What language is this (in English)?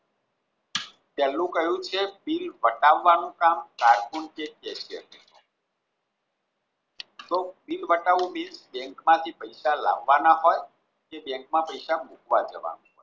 Gujarati